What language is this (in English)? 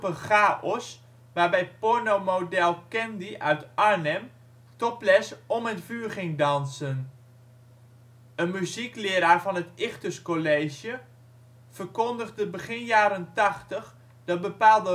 Dutch